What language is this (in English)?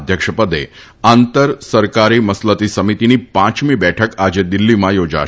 Gujarati